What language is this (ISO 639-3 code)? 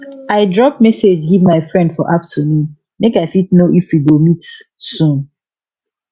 pcm